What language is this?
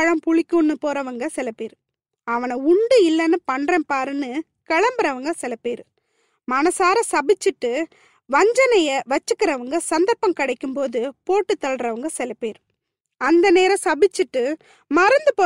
Tamil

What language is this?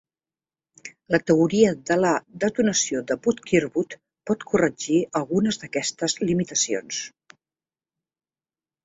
Catalan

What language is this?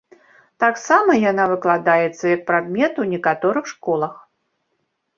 Belarusian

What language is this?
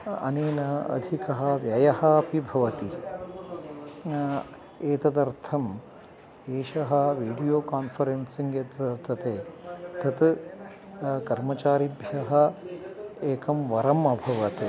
Sanskrit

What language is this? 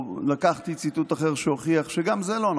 Hebrew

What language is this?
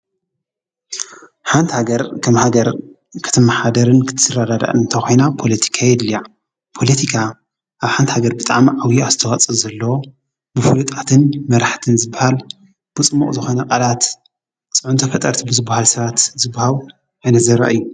Tigrinya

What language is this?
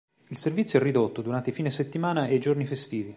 Italian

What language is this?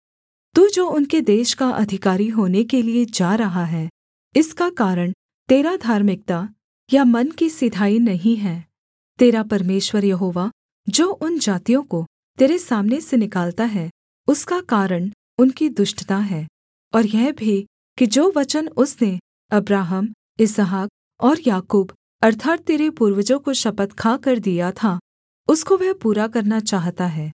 Hindi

